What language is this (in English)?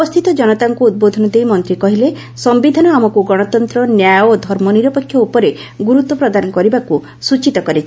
Odia